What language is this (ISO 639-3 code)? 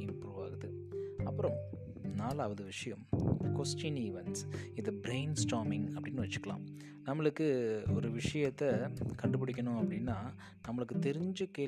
tam